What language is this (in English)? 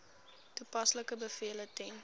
Afrikaans